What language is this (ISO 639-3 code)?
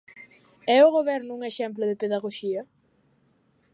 glg